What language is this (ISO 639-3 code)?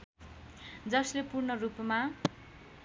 nep